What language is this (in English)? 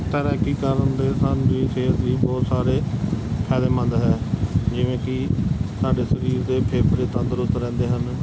Punjabi